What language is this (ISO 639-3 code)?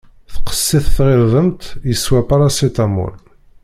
kab